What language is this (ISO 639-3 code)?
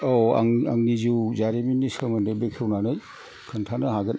brx